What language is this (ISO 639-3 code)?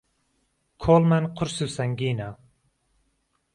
ckb